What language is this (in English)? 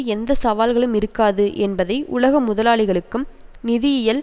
Tamil